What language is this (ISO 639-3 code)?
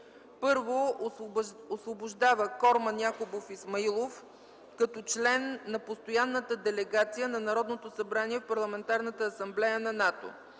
bul